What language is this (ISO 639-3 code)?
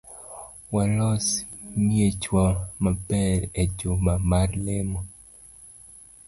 luo